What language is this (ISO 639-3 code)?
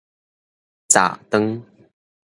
nan